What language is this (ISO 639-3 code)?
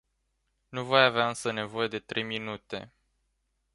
ron